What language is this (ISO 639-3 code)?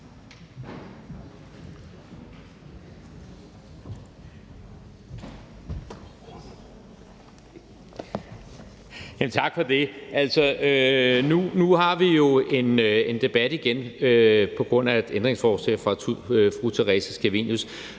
dan